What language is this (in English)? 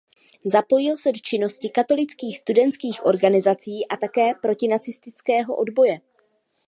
Czech